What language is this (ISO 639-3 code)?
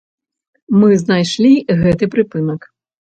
bel